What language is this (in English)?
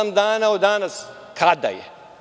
Serbian